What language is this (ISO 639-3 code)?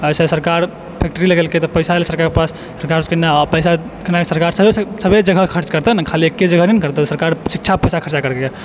mai